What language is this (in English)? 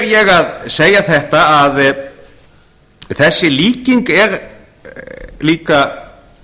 Icelandic